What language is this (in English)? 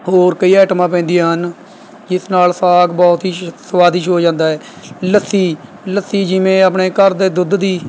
Punjabi